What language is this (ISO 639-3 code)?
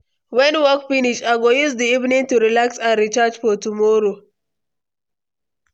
pcm